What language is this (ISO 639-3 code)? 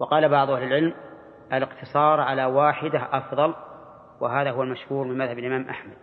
ara